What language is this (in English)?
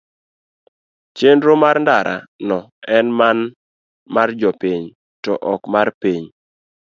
Luo (Kenya and Tanzania)